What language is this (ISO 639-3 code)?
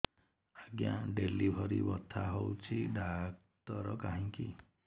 ori